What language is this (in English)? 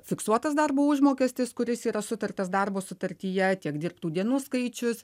Lithuanian